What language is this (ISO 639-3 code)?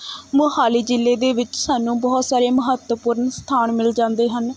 pan